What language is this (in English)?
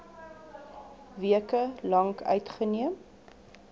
Afrikaans